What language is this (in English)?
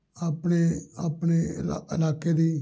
Punjabi